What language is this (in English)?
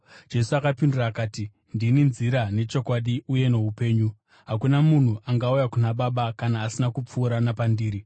Shona